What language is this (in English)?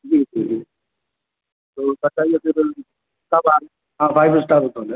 Urdu